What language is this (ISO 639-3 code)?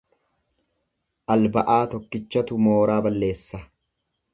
orm